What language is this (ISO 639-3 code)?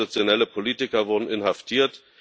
deu